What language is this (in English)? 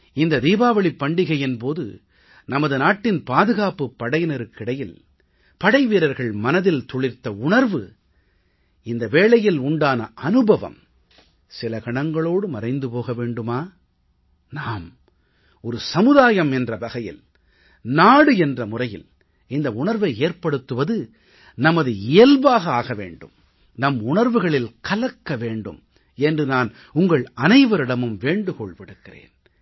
Tamil